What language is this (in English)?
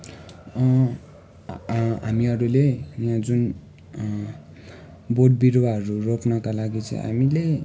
Nepali